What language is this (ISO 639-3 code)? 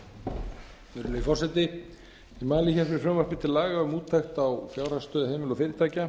isl